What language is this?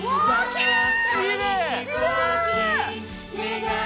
Japanese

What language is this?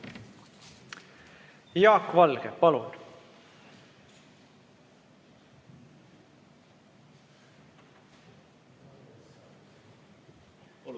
Estonian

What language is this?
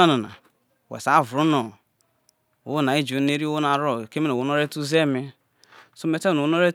Isoko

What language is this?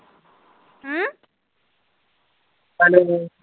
Punjabi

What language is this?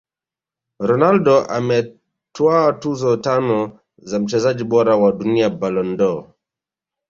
Swahili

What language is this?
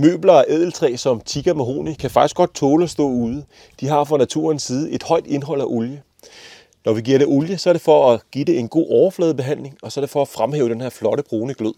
Danish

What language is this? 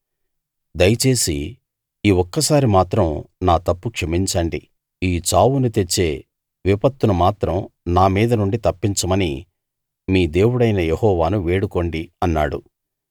Telugu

